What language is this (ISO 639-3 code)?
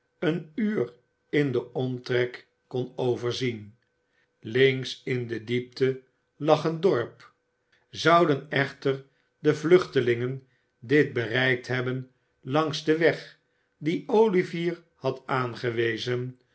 nld